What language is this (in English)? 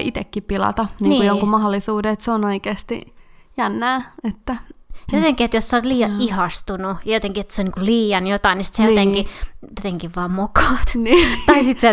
Finnish